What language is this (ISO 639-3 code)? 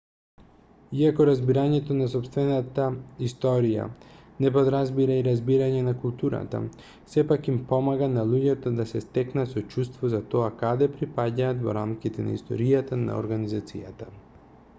mkd